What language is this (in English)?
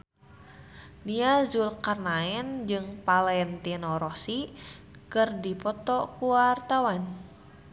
Sundanese